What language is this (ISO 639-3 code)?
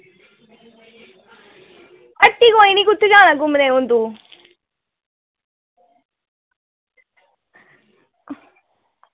doi